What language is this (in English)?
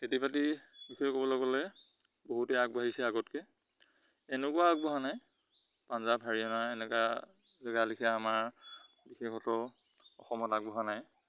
Assamese